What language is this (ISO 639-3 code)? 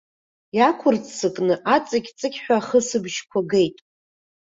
abk